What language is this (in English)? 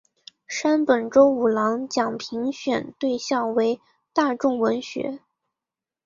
Chinese